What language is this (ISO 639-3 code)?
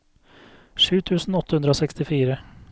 nor